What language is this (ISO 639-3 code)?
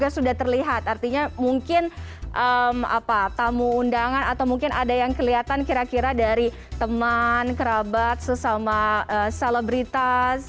ind